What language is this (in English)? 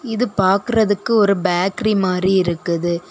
Tamil